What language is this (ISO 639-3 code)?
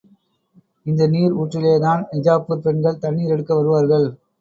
tam